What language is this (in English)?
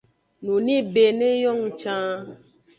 Aja (Benin)